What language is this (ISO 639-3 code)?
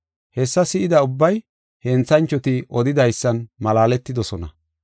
gof